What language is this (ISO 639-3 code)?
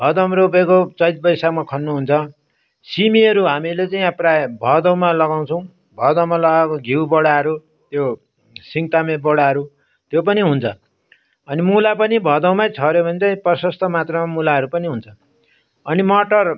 nep